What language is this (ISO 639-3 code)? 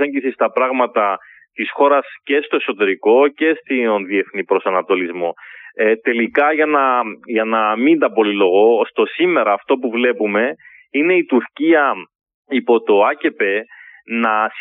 ell